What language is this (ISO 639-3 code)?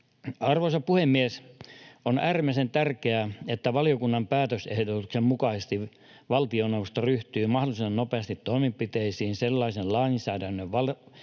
fin